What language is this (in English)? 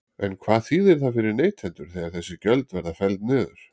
Icelandic